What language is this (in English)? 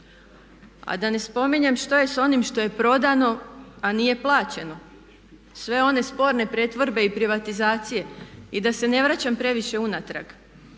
Croatian